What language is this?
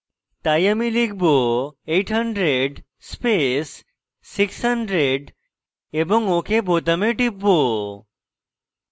Bangla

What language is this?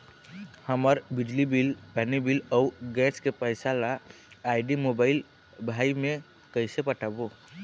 Chhattisgarhi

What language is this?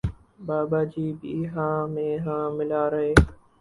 Urdu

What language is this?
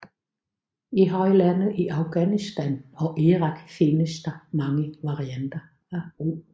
Danish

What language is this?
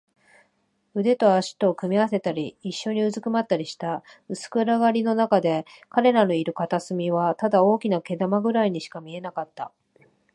Japanese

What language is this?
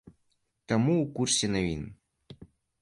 Belarusian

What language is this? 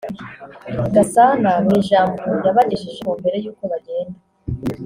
Kinyarwanda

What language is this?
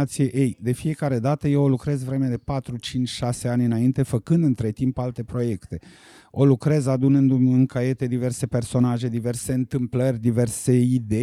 Romanian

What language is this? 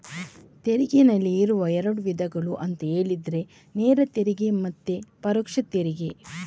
Kannada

